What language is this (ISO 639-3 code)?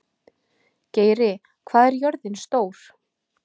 isl